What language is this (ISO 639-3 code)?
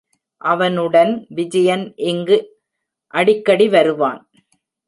tam